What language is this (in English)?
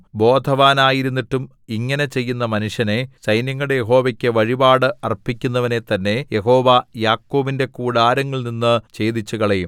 Malayalam